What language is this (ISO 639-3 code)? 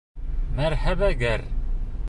bak